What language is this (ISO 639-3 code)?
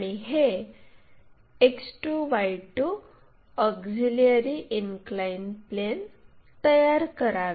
mar